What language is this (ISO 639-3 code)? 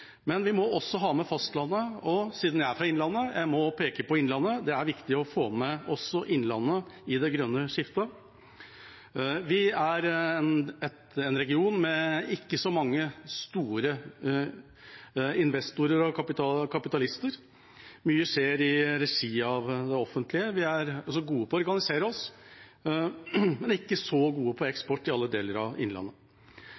nob